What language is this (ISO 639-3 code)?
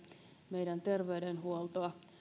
fin